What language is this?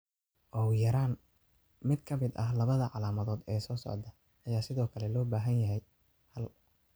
Somali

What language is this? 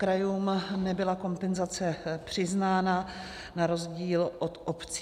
Czech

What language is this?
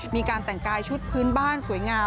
Thai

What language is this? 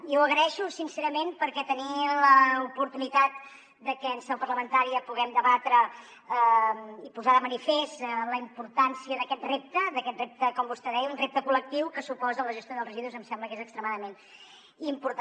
Catalan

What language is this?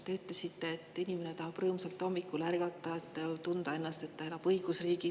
Estonian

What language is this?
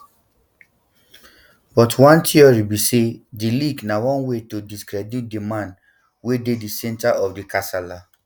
Nigerian Pidgin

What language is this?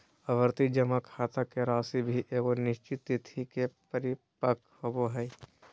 Magahi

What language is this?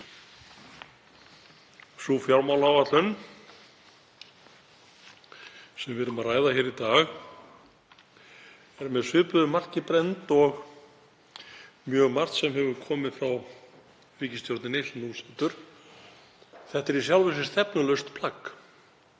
Icelandic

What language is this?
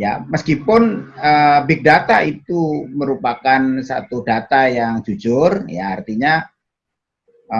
Indonesian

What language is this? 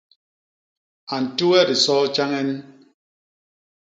Basaa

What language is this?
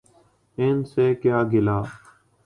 Urdu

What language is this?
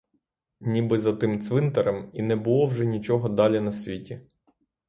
Ukrainian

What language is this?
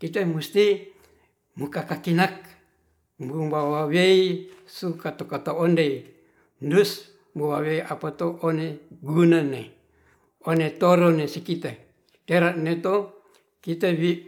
Ratahan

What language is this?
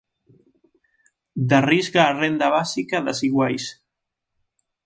Galician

